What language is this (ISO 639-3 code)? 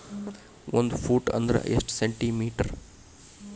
kan